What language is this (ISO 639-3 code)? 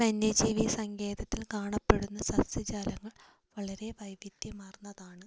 mal